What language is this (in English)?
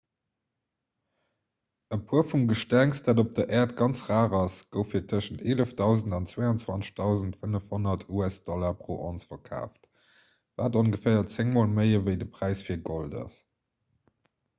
Luxembourgish